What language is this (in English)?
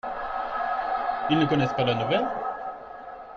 French